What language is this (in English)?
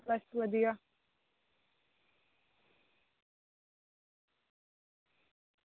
Dogri